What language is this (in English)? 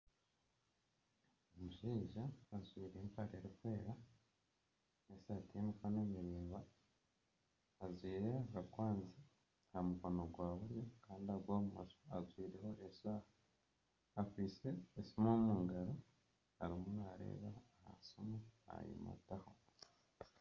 Nyankole